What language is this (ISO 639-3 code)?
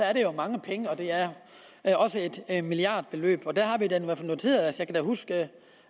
dan